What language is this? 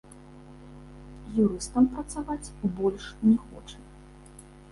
Belarusian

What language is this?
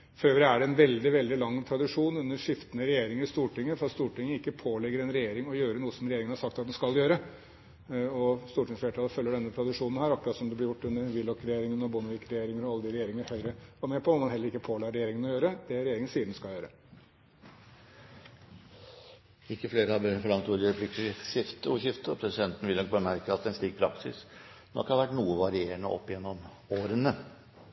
Norwegian Bokmål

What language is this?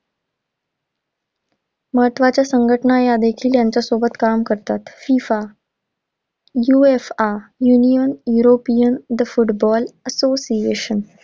Marathi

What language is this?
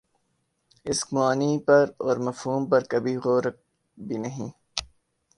Urdu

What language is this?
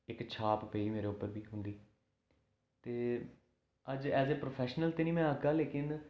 Dogri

